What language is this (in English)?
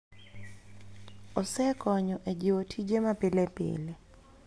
Luo (Kenya and Tanzania)